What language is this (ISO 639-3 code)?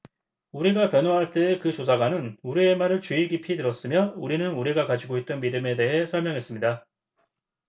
kor